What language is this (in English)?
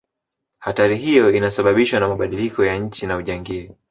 Swahili